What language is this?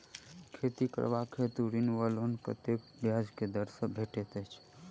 Maithili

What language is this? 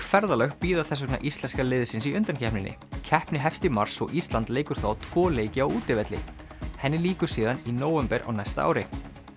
Icelandic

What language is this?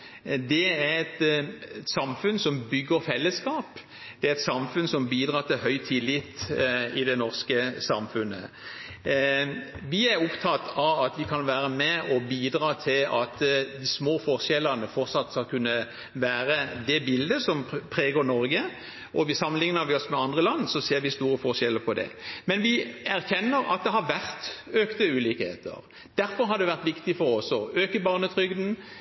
Norwegian Bokmål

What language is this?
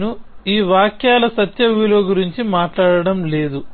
Telugu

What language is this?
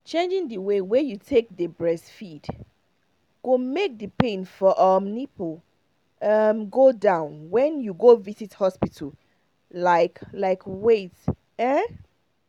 Nigerian Pidgin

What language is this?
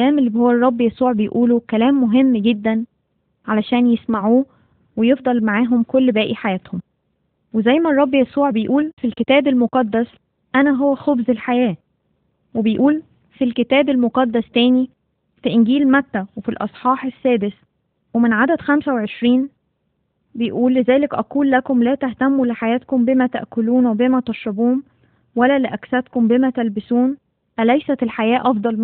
Arabic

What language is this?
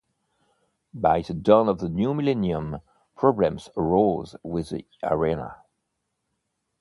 English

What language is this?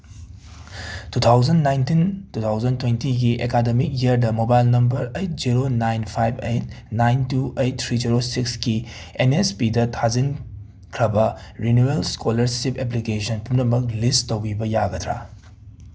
Manipuri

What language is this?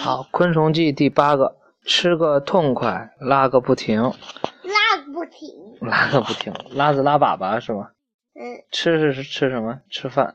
Chinese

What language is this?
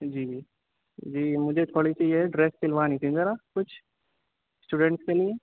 Urdu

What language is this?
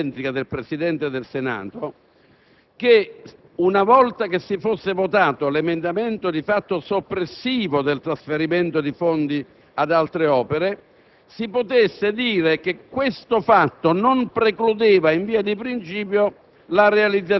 Italian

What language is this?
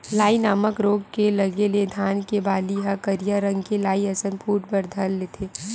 Chhattisgarhi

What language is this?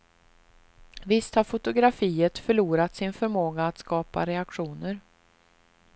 Swedish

